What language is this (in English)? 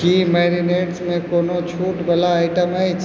Maithili